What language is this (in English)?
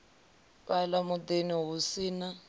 Venda